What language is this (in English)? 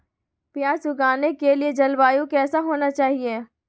Magahi